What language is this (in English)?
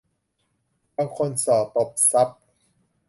Thai